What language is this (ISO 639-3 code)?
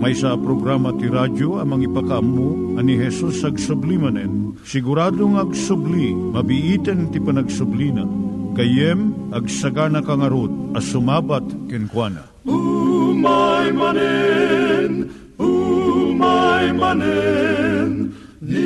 fil